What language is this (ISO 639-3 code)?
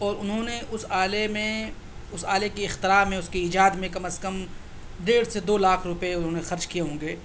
urd